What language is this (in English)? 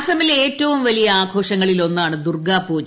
Malayalam